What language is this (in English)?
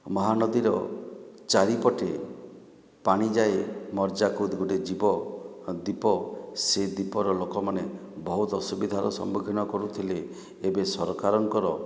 Odia